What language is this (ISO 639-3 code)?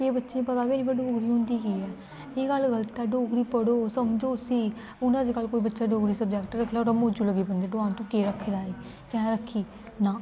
doi